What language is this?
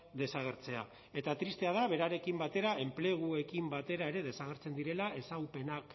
Basque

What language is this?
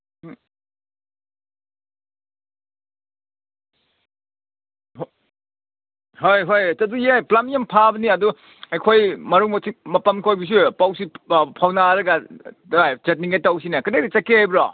Manipuri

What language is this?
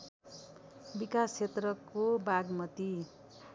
Nepali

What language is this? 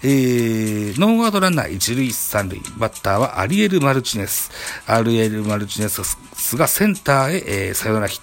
Japanese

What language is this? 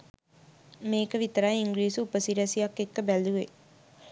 Sinhala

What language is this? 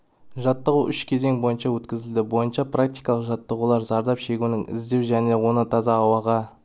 Kazakh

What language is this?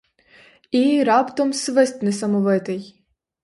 Ukrainian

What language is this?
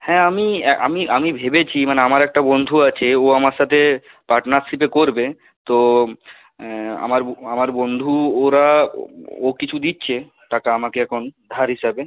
Bangla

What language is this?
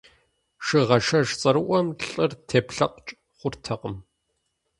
Kabardian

